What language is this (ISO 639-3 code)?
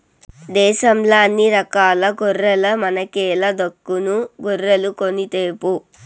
tel